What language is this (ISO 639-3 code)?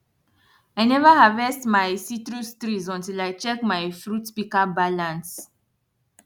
pcm